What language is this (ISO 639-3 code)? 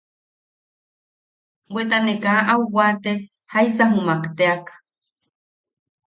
yaq